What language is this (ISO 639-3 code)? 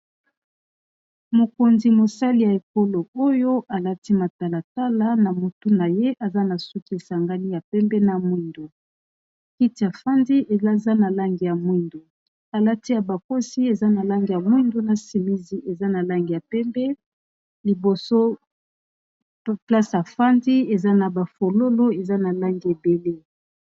lin